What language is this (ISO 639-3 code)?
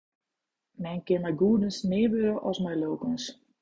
fry